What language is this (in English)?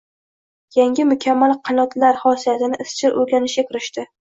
Uzbek